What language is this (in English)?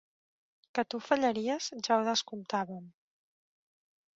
Catalan